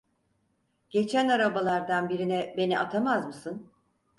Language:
Turkish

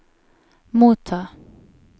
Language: Norwegian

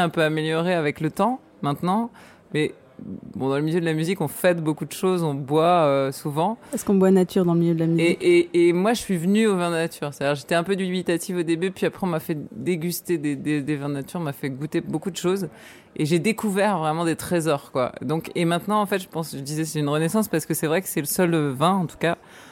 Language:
French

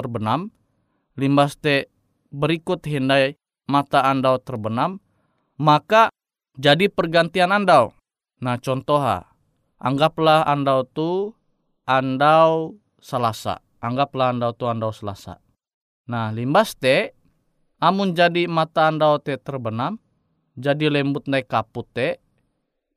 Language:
Indonesian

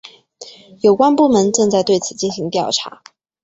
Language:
Chinese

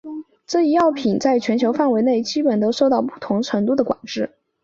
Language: Chinese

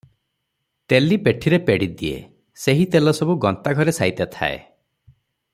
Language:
Odia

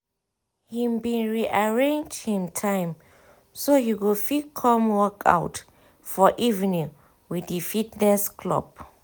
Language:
Nigerian Pidgin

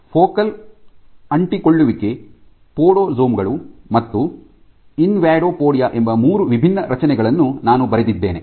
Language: Kannada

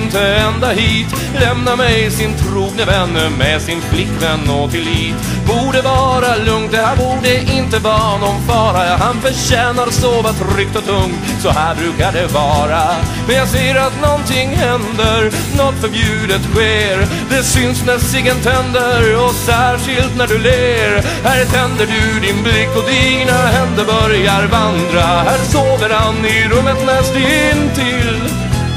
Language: Swedish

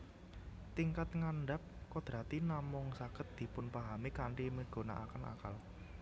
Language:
Javanese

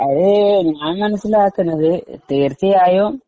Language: Malayalam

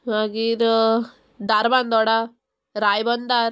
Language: Konkani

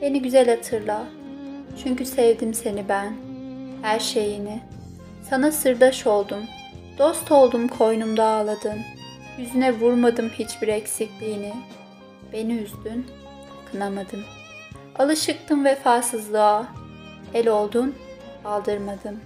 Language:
Turkish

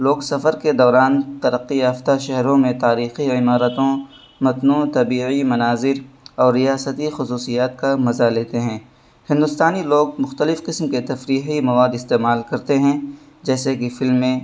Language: Urdu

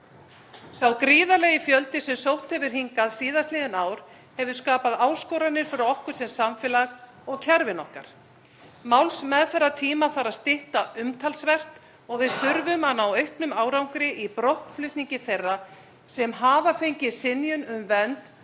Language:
Icelandic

